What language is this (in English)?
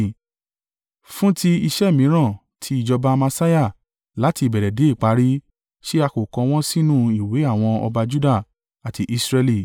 Yoruba